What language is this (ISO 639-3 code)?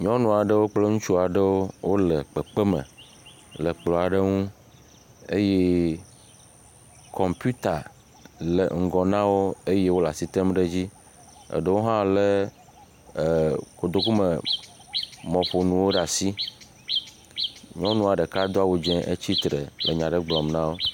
ewe